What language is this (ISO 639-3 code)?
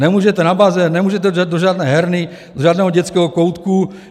ces